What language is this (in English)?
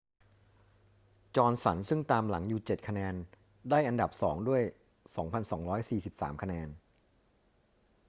Thai